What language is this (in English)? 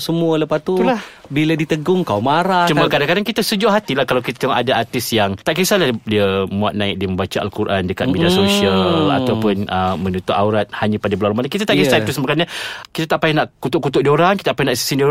Malay